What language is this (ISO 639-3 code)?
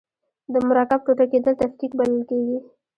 pus